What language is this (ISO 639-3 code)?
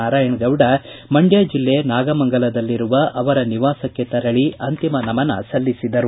kan